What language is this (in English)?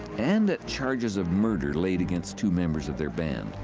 English